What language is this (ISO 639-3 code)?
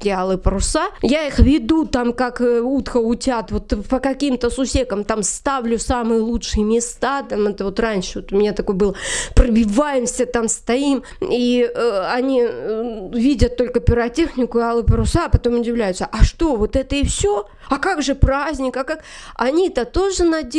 rus